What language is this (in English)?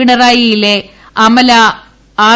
Malayalam